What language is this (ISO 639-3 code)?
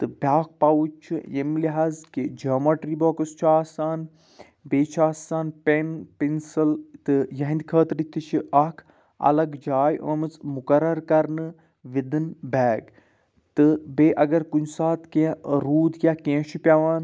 kas